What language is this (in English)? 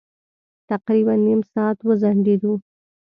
Pashto